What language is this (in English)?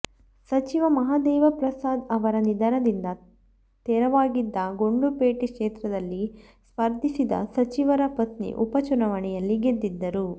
Kannada